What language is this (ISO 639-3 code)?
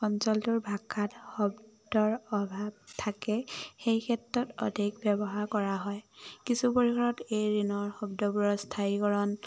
asm